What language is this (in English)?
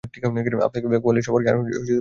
Bangla